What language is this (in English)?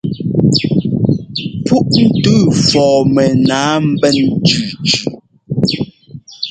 Ngomba